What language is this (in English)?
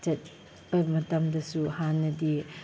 Manipuri